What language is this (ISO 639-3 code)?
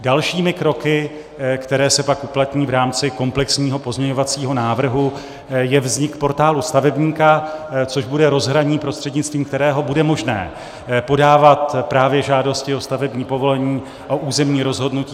ces